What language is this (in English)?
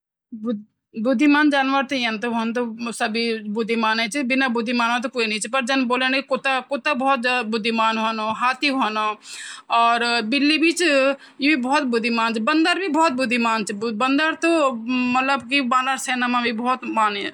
Garhwali